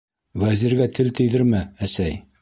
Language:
Bashkir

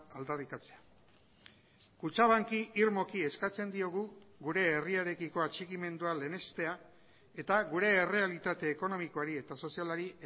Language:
Basque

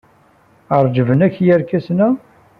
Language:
Kabyle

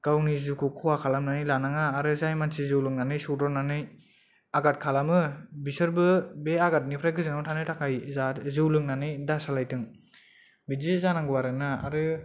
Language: Bodo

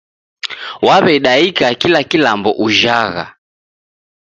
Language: Taita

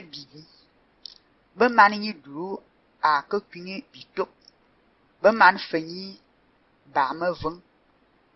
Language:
Turkish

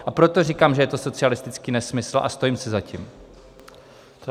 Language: Czech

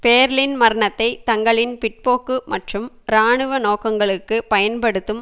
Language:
Tamil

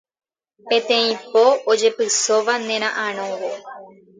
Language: Guarani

